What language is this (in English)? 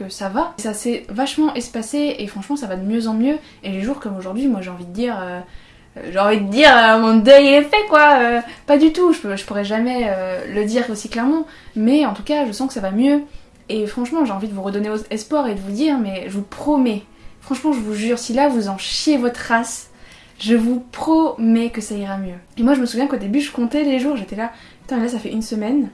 French